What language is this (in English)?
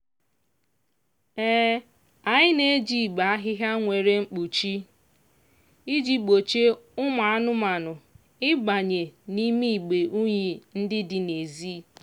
Igbo